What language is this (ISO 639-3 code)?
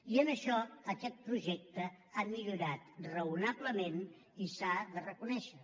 cat